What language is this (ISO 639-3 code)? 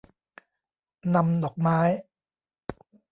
tha